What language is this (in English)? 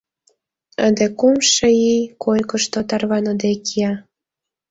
Mari